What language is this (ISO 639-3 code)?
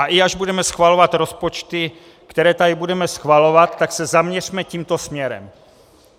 ces